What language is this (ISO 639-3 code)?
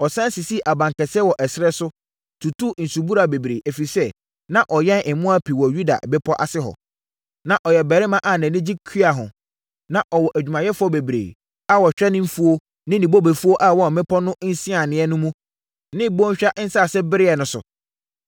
aka